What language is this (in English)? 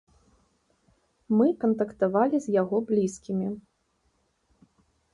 Belarusian